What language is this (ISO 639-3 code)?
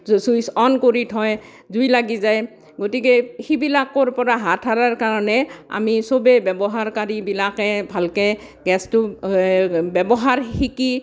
asm